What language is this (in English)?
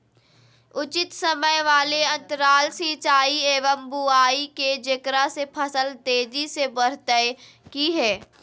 Magahi